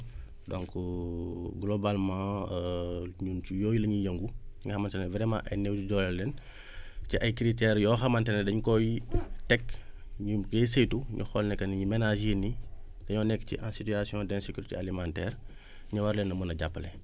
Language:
Wolof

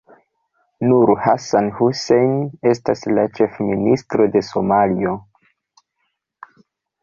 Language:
Esperanto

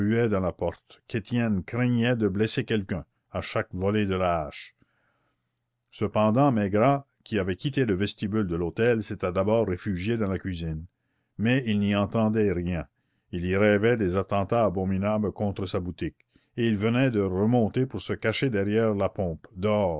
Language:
French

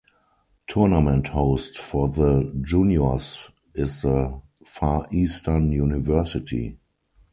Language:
English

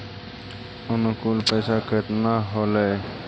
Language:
Magahi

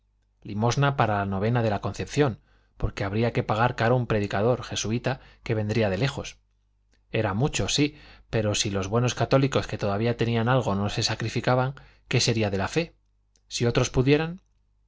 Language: Spanish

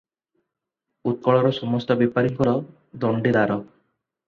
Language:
Odia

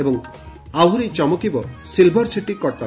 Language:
Odia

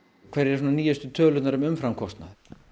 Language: Icelandic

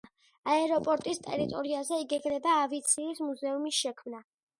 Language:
Georgian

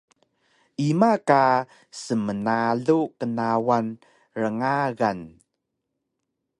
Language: Taroko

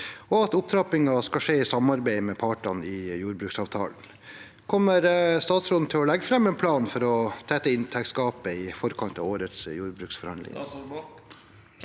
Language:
Norwegian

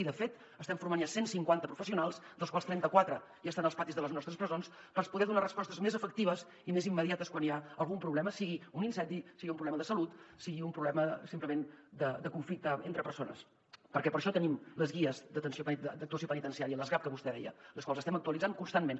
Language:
Catalan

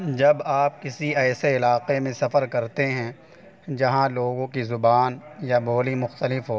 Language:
Urdu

